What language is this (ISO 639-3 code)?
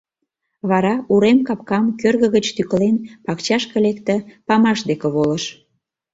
chm